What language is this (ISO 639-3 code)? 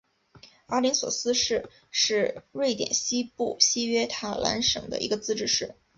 zho